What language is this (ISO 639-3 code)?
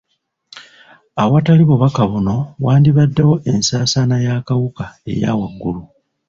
lug